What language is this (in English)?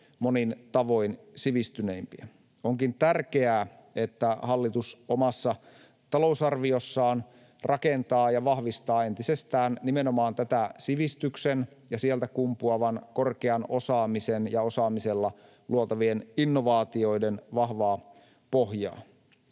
Finnish